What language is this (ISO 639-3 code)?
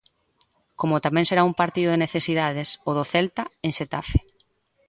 glg